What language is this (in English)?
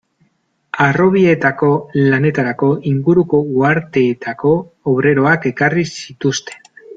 Basque